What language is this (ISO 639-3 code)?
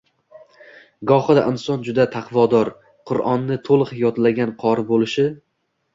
uzb